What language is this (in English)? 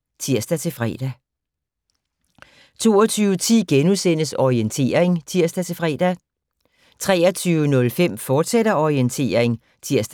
Danish